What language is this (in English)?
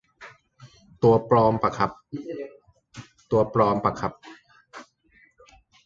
Thai